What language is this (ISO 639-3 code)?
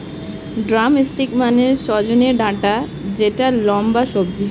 ben